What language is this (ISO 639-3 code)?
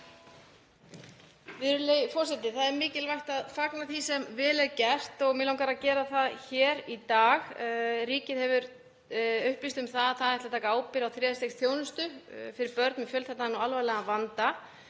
isl